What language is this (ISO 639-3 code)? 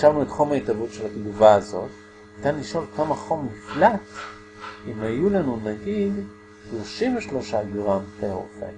heb